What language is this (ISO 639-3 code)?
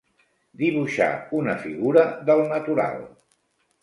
cat